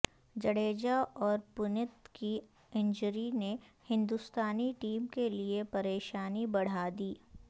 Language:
Urdu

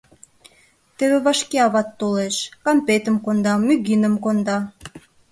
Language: Mari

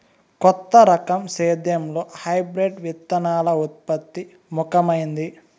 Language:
Telugu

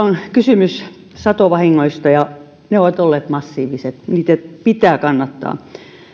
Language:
Finnish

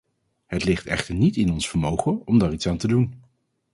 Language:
Dutch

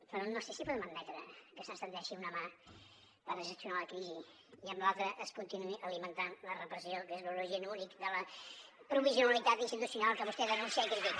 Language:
Catalan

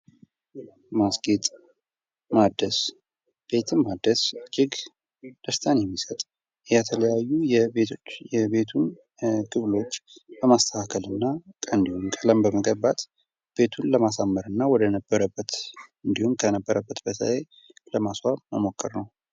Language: Amharic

